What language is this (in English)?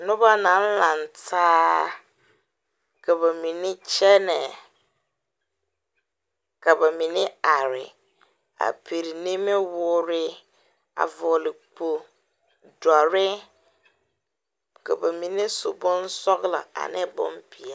Southern Dagaare